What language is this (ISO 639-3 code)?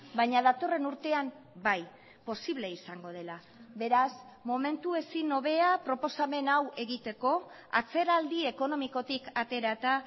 eus